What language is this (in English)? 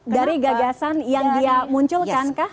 Indonesian